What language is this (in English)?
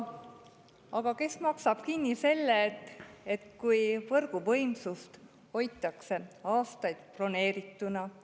Estonian